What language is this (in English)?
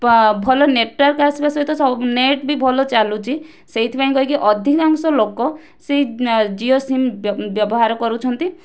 Odia